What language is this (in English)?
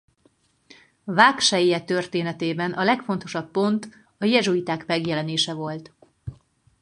Hungarian